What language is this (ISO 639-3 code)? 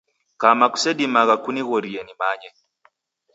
dav